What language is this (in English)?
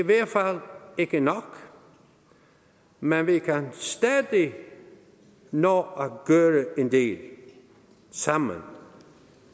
Danish